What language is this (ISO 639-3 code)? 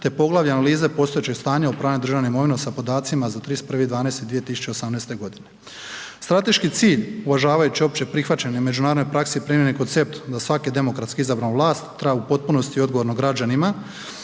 hrv